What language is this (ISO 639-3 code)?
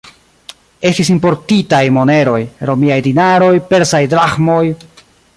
epo